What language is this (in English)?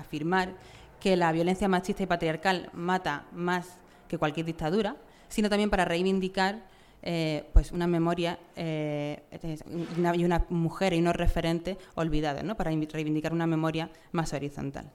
Spanish